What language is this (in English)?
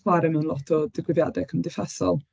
Welsh